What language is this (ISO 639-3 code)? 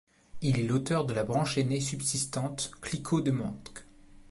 fra